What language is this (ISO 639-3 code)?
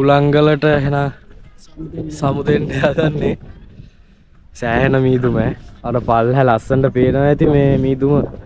tha